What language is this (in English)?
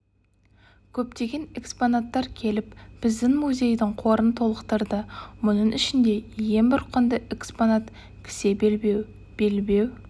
Kazakh